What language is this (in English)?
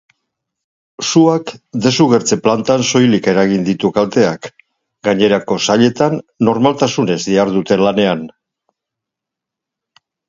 Basque